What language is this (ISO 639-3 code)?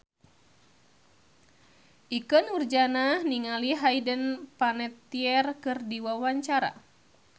sun